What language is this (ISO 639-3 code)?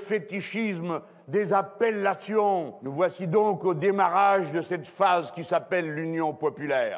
fra